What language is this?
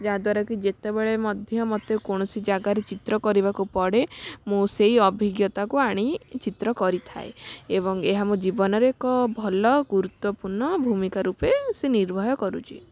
Odia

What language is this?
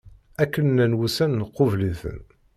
Kabyle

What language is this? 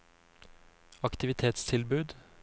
Norwegian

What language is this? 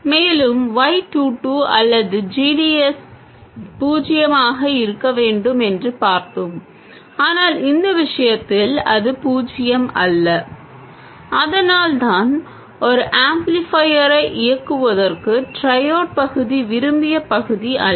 Tamil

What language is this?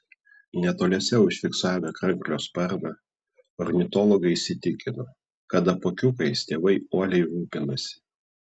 Lithuanian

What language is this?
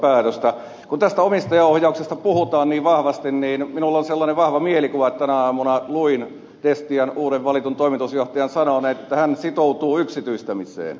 Finnish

